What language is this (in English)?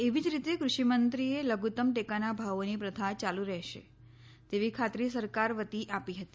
Gujarati